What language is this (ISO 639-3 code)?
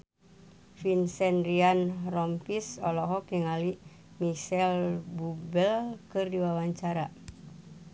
sun